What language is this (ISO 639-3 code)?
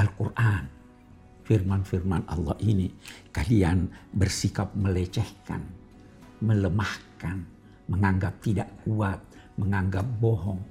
ind